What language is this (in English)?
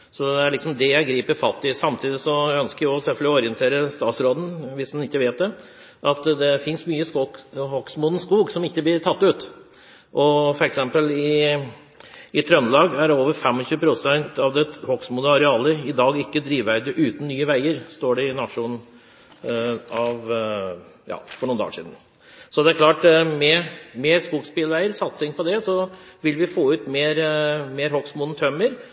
Norwegian Bokmål